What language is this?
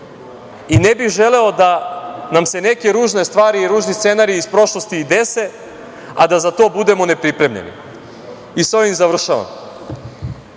Serbian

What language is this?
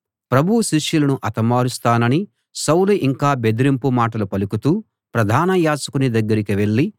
Telugu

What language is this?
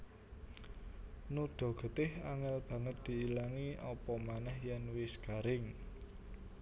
Javanese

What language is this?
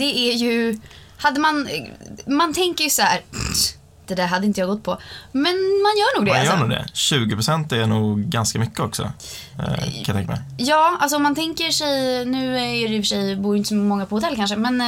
Swedish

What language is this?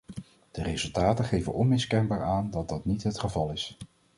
Dutch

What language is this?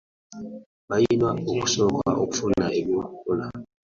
Ganda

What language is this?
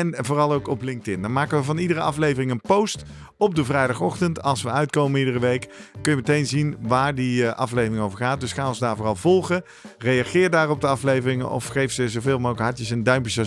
Dutch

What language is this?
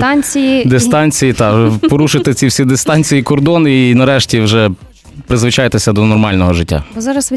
Ukrainian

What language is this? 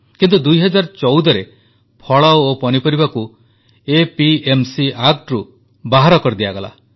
Odia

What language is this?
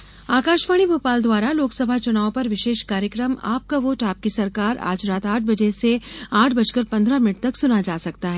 Hindi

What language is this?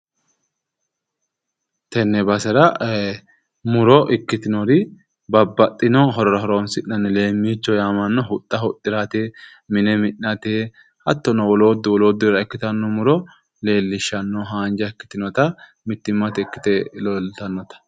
Sidamo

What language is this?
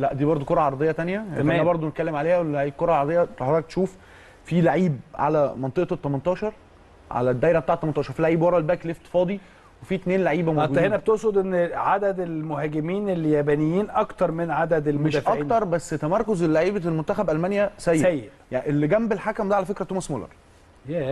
Arabic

